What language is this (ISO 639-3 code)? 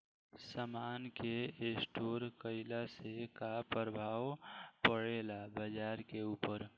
bho